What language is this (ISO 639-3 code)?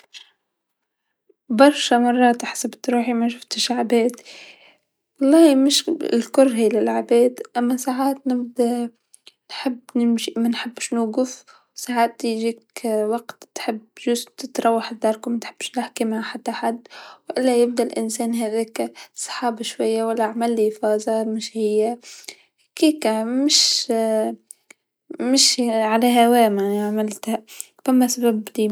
aeb